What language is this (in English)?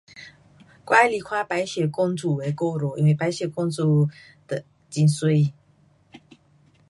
Pu-Xian Chinese